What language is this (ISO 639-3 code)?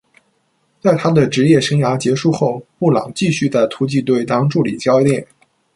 zho